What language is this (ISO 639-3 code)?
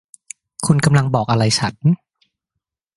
tha